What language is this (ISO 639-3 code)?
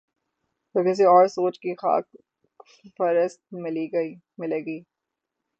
urd